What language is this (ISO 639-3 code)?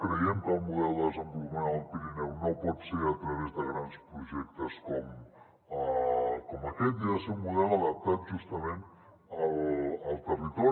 cat